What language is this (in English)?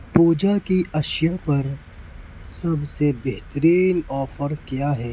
Urdu